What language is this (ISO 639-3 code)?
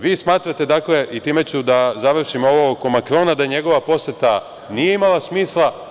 srp